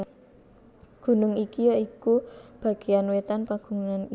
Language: Javanese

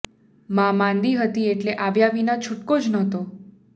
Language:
Gujarati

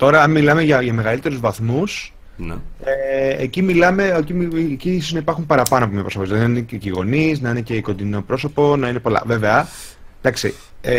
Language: Greek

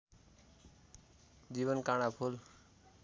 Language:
Nepali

